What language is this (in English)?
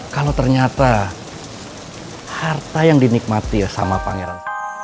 Indonesian